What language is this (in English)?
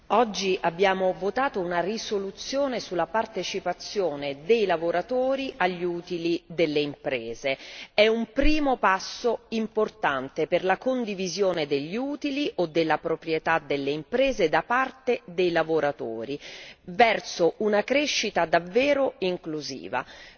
Italian